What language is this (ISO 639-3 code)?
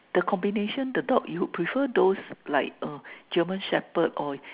eng